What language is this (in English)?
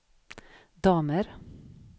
Swedish